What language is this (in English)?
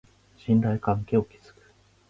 Japanese